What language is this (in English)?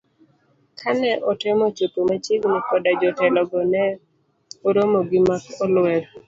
Luo (Kenya and Tanzania)